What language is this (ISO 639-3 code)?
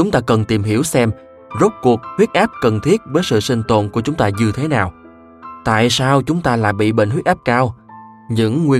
vie